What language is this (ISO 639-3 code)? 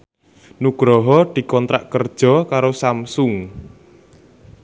jav